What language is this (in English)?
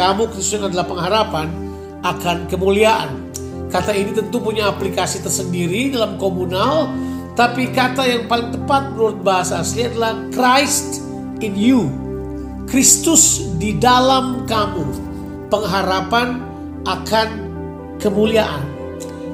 Indonesian